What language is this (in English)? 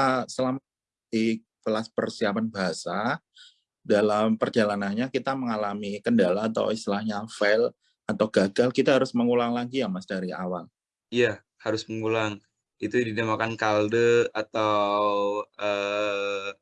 Indonesian